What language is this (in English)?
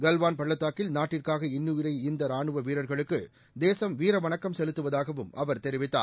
Tamil